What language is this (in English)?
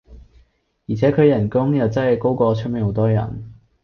Cantonese